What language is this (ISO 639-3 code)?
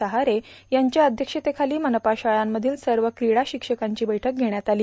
mar